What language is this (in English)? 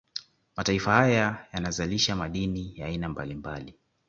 Swahili